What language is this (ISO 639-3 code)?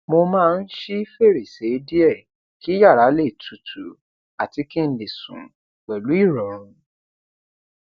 yor